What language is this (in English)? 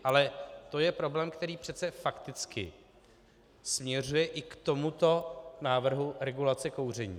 Czech